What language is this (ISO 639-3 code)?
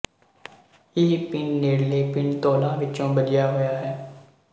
pan